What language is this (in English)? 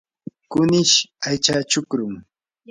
Yanahuanca Pasco Quechua